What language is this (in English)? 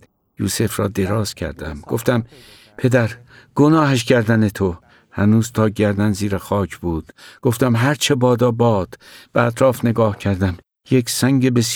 Persian